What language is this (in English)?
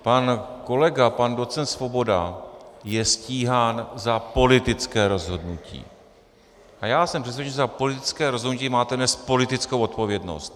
Czech